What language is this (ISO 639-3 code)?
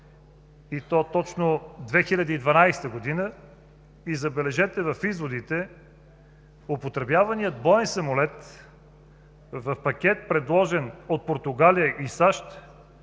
bul